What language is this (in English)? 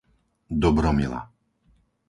Slovak